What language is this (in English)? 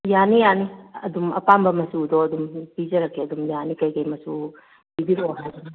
Manipuri